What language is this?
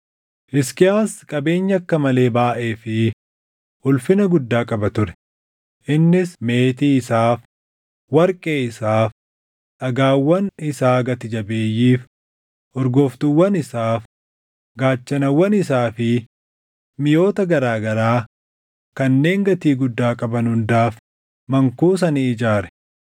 Oromo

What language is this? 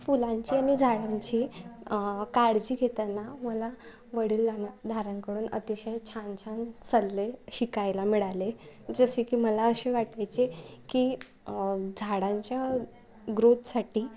Marathi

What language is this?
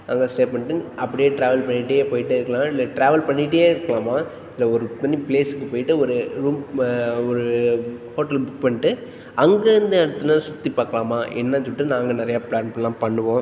Tamil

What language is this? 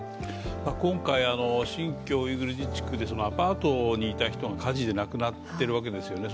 Japanese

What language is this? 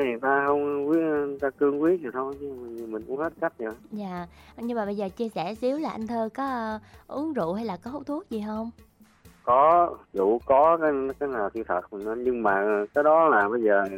Vietnamese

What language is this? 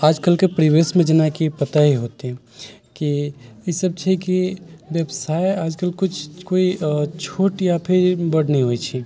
Maithili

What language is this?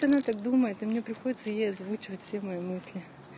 Russian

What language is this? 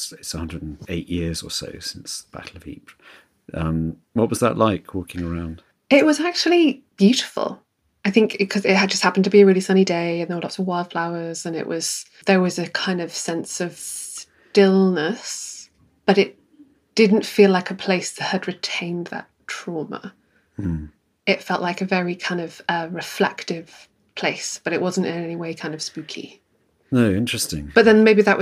English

